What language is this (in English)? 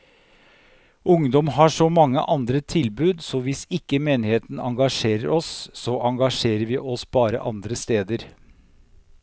Norwegian